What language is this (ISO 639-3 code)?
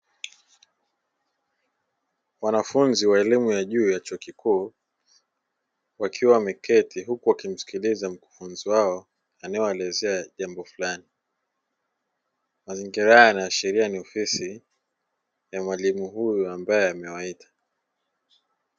swa